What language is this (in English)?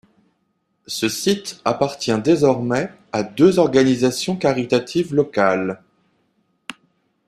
French